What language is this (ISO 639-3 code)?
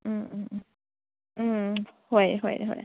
mni